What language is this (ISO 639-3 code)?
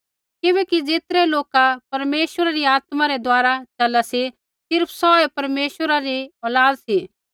kfx